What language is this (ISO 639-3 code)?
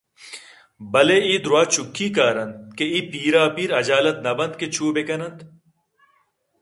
bgp